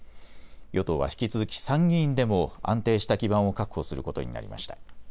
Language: Japanese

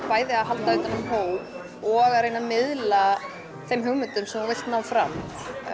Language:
Icelandic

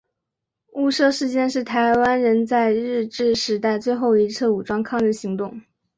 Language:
Chinese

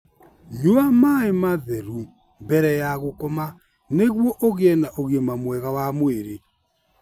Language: Kikuyu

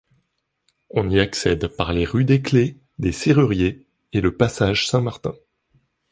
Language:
French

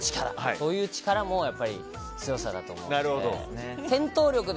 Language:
Japanese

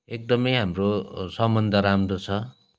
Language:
Nepali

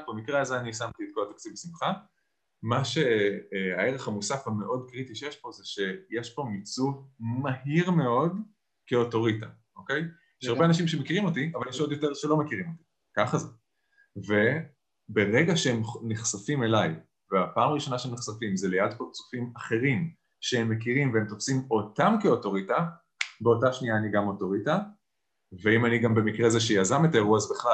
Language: Hebrew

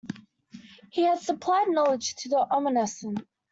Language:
English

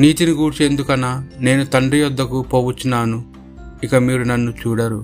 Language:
Telugu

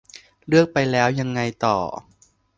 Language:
Thai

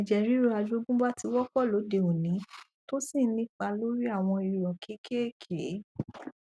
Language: Yoruba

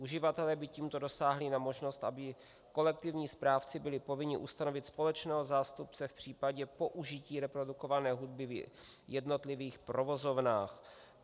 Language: Czech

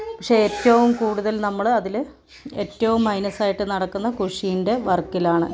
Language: Malayalam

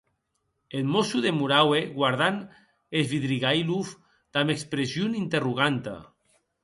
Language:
Occitan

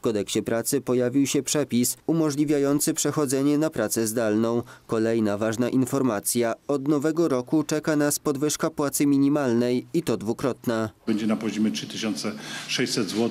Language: Polish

